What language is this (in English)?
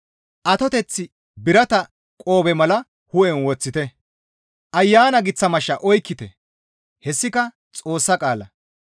Gamo